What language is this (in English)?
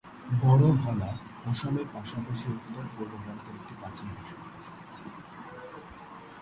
Bangla